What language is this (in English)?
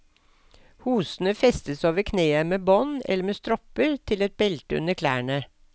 Norwegian